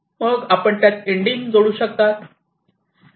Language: Marathi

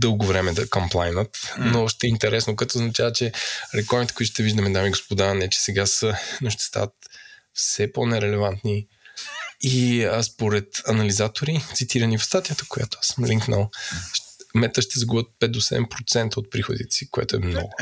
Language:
Bulgarian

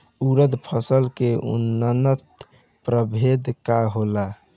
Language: Bhojpuri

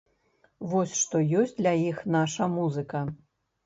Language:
Belarusian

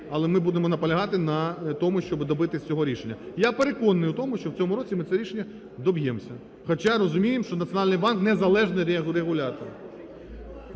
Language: Ukrainian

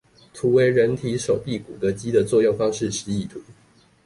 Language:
Chinese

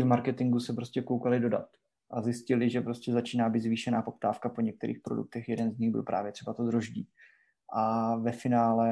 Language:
Czech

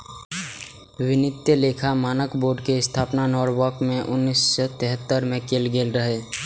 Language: Maithili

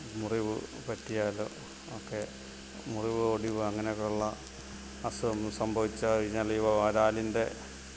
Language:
Malayalam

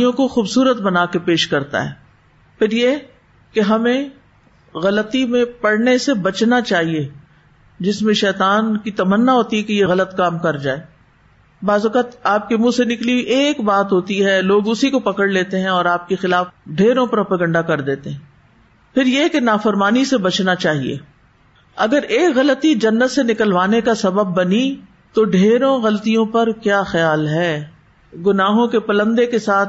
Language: Urdu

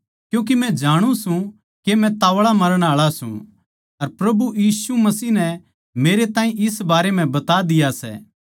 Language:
Haryanvi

